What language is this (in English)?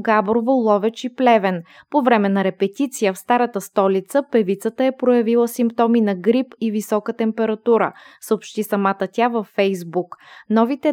Bulgarian